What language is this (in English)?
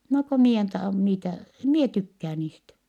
Finnish